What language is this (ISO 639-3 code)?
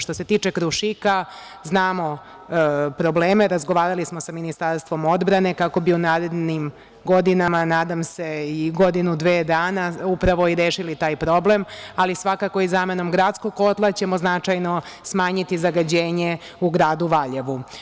srp